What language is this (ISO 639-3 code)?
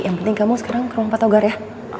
ind